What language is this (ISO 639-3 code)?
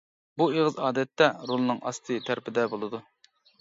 uig